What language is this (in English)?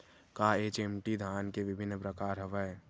Chhattisgarhi